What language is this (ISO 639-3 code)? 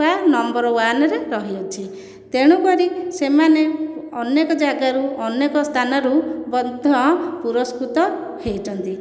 ori